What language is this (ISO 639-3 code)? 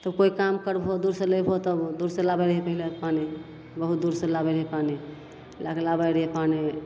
mai